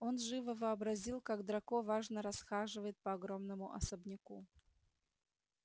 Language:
Russian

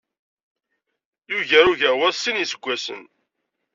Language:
Kabyle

